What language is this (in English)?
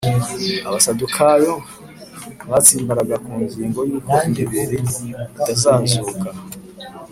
Kinyarwanda